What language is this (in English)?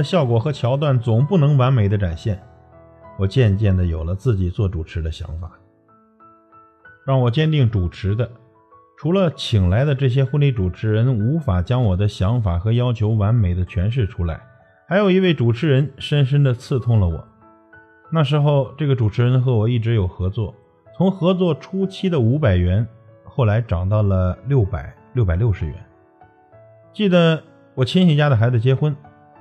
Chinese